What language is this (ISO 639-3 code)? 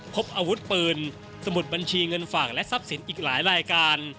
tha